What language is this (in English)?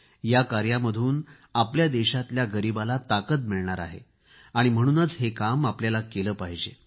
Marathi